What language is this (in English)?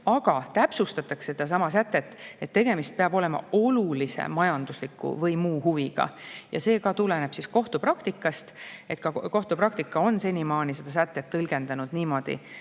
Estonian